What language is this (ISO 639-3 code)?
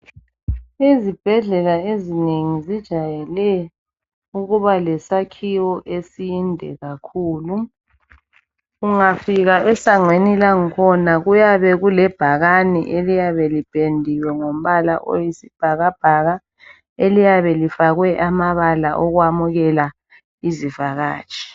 nde